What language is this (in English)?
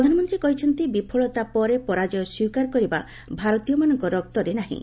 Odia